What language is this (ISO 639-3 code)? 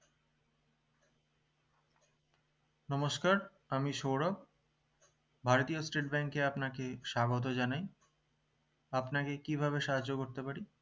ben